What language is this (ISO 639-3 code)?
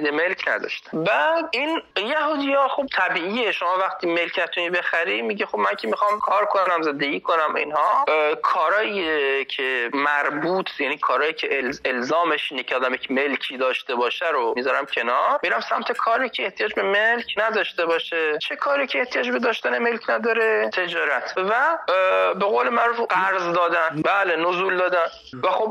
fas